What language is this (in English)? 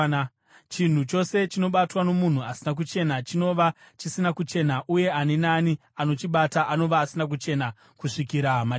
Shona